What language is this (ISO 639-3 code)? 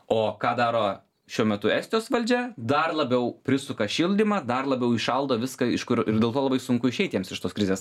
lit